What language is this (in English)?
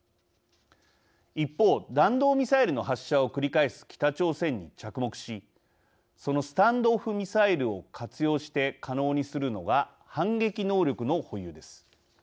Japanese